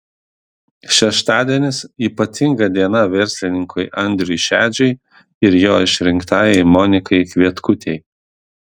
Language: Lithuanian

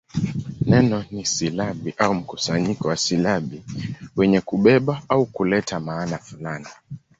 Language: Swahili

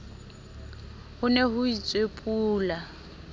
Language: Southern Sotho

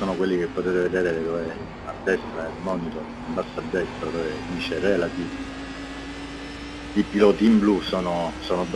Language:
Italian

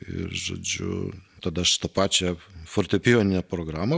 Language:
Lithuanian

